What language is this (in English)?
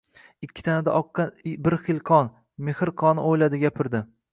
Uzbek